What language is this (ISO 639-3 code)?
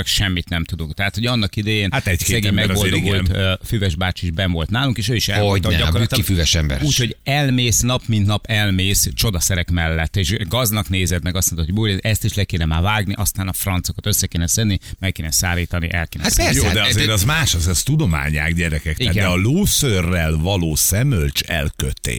hun